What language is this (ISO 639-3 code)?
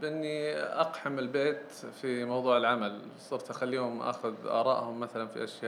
ara